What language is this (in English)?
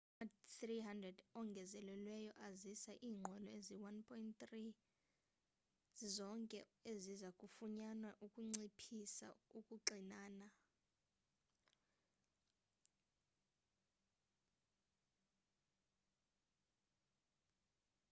Xhosa